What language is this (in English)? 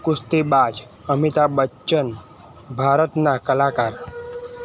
Gujarati